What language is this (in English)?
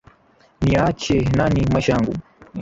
Swahili